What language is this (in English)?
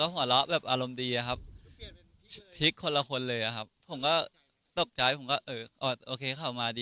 Thai